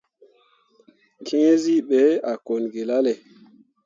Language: Mundang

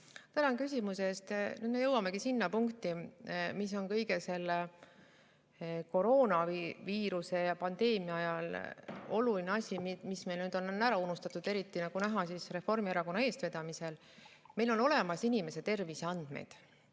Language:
Estonian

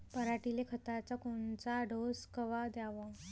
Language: Marathi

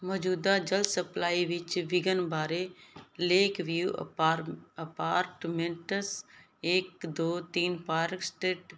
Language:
Punjabi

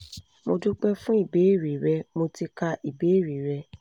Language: Yoruba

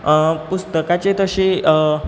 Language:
Konkani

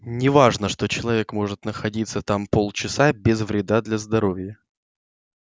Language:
Russian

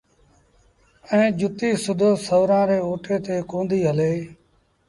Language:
Sindhi Bhil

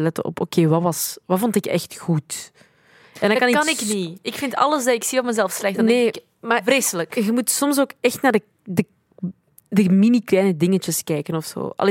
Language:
Dutch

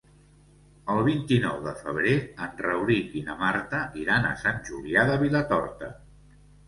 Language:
Catalan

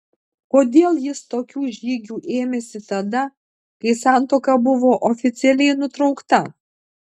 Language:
Lithuanian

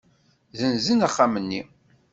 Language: Kabyle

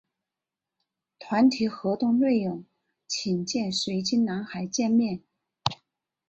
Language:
Chinese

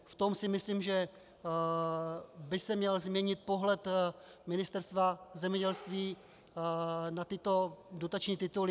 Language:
Czech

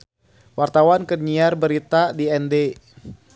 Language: Sundanese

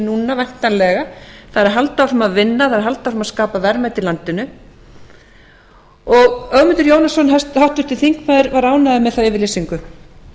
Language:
Icelandic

